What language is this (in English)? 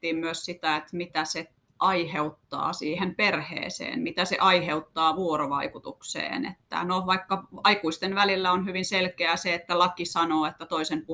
Finnish